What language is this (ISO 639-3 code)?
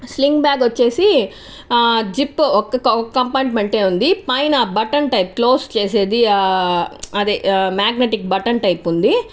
tel